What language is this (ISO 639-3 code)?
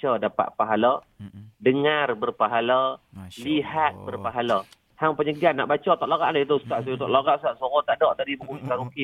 msa